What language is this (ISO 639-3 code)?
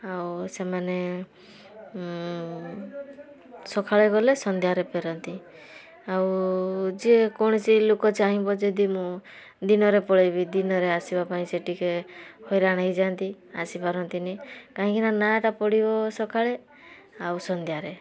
ori